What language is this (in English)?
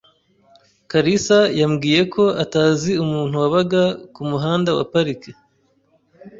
Kinyarwanda